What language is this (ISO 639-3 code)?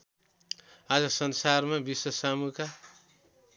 nep